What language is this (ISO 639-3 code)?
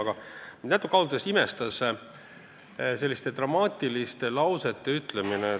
est